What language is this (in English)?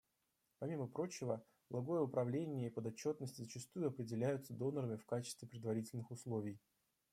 Russian